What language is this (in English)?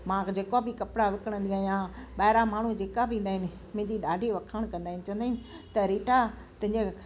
Sindhi